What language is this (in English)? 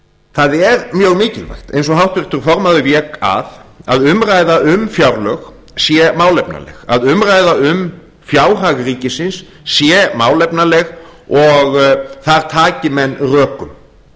Icelandic